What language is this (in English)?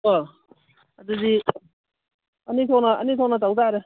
Manipuri